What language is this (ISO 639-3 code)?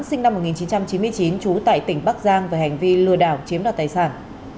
vie